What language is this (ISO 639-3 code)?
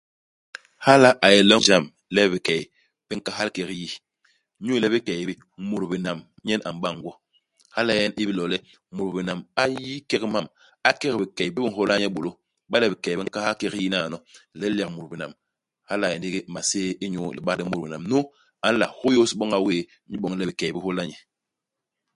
bas